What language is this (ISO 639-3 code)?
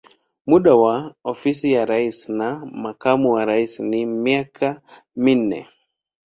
swa